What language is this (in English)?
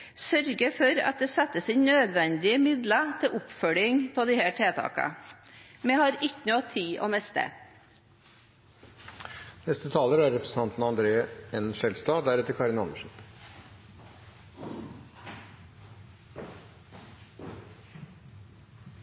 Norwegian Bokmål